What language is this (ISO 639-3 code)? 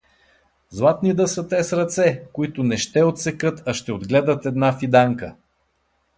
bul